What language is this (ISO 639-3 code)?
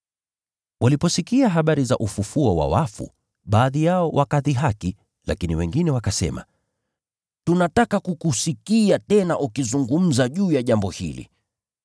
swa